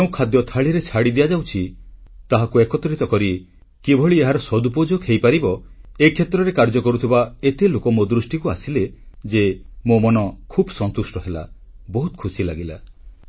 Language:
Odia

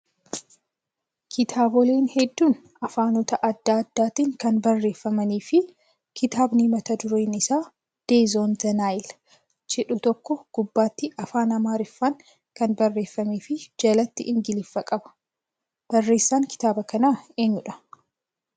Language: Oromo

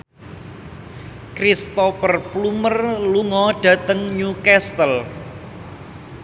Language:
Javanese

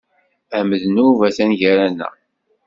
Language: Kabyle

